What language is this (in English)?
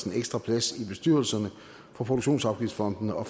Danish